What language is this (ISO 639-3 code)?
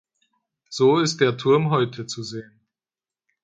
deu